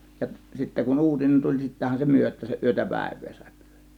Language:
Finnish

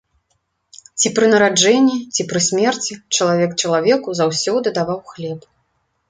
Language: Belarusian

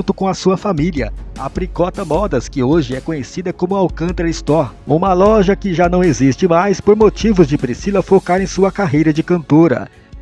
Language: Portuguese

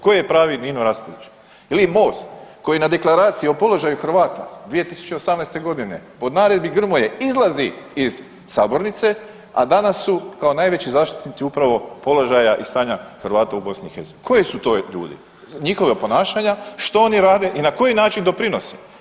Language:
Croatian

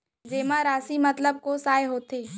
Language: Chhattisgarhi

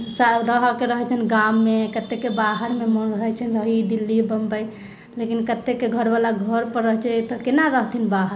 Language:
Maithili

